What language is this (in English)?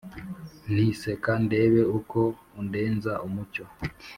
Kinyarwanda